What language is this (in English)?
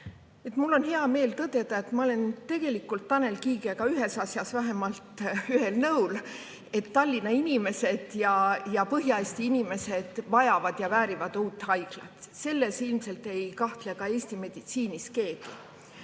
Estonian